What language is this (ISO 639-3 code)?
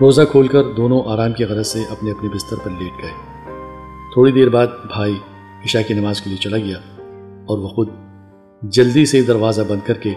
urd